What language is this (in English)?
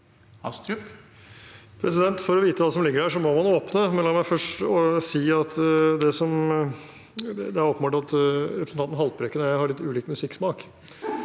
Norwegian